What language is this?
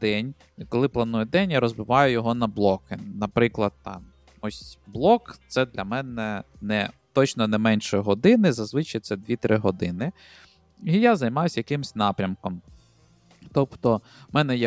Ukrainian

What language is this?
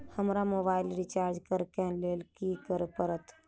Maithili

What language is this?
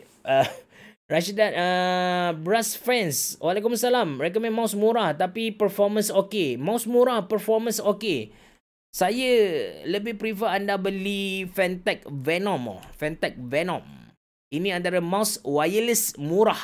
Malay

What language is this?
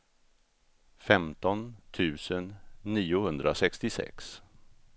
Swedish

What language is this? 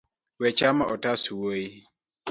Luo (Kenya and Tanzania)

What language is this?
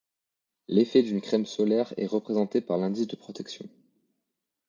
French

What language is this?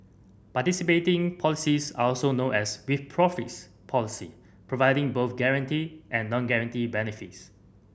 English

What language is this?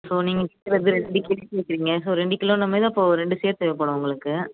Tamil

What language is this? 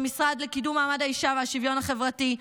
Hebrew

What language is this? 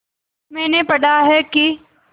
Hindi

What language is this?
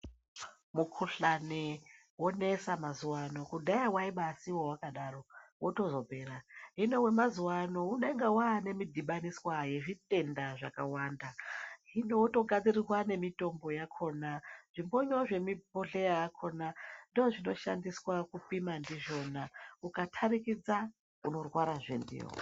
Ndau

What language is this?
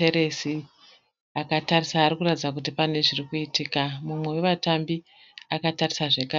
Shona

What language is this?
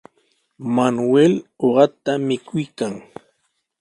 Sihuas Ancash Quechua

